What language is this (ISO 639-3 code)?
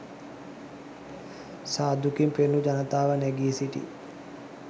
sin